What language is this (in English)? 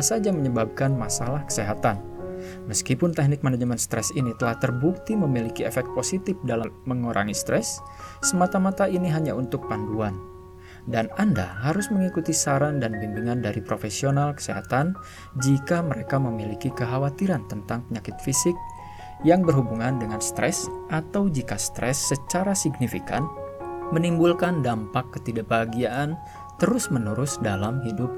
Indonesian